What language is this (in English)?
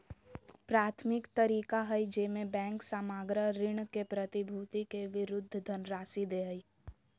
Magahi